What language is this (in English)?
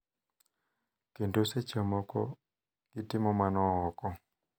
Luo (Kenya and Tanzania)